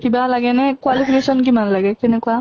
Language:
Assamese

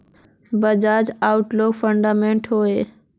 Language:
Magahi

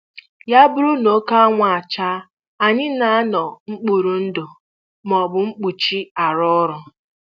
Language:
Igbo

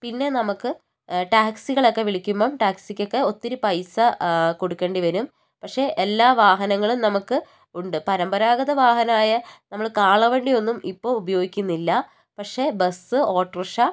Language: Malayalam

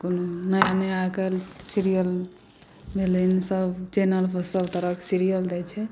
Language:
Maithili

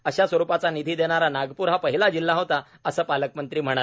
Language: Marathi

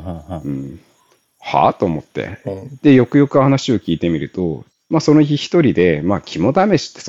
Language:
Japanese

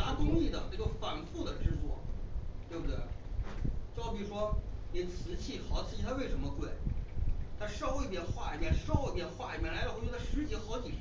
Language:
Chinese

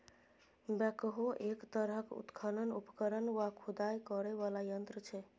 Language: Maithili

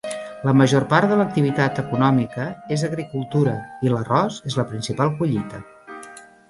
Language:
Catalan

